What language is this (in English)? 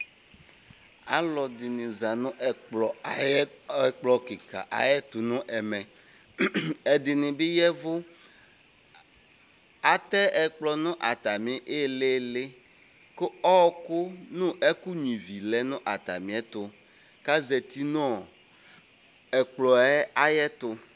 Ikposo